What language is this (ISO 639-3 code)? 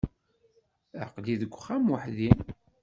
kab